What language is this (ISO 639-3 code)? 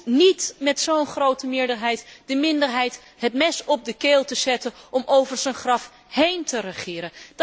nld